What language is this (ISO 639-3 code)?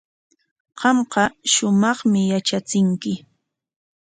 qwa